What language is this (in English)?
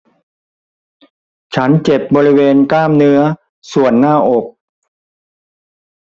Thai